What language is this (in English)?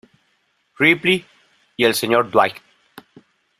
Spanish